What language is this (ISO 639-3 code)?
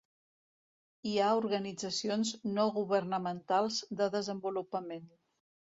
cat